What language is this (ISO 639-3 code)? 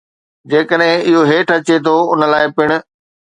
snd